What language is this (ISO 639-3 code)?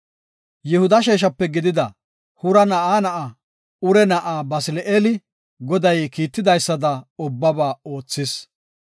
gof